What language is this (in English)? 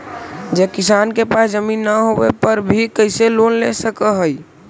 Magahi